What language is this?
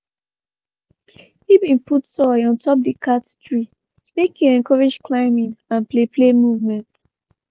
Nigerian Pidgin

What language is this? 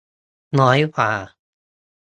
Thai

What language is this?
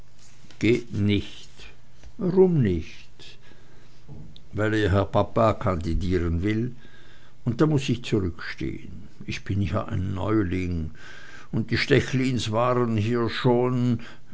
German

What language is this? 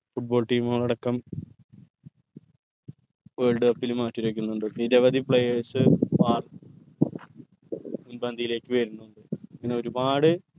Malayalam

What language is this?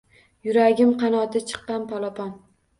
Uzbek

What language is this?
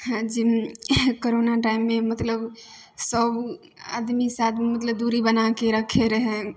Maithili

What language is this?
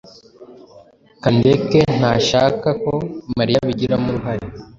Kinyarwanda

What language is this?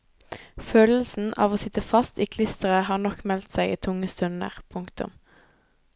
Norwegian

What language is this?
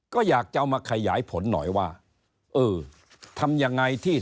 Thai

